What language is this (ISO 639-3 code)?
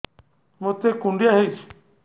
ori